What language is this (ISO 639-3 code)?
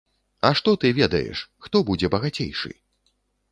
bel